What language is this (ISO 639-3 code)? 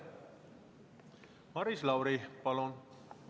est